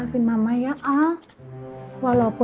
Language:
Indonesian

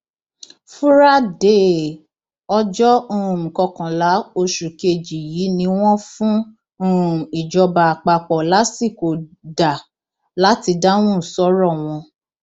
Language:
Yoruba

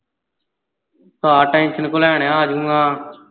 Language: Punjabi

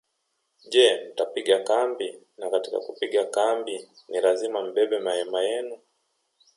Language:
Swahili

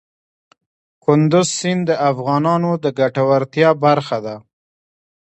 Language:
Pashto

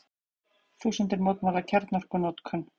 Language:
Icelandic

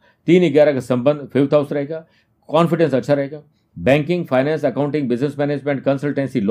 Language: Hindi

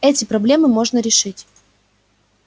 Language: Russian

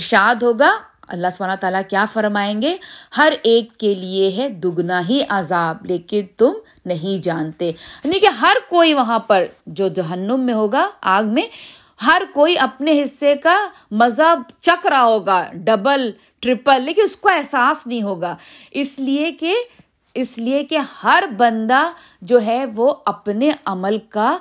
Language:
Urdu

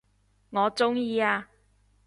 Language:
Cantonese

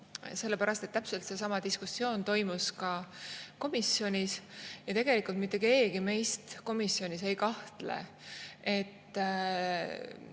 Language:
Estonian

